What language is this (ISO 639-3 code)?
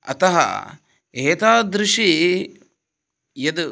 san